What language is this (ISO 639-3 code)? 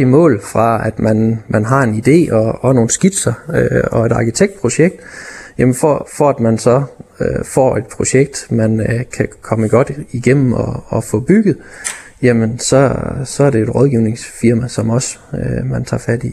dan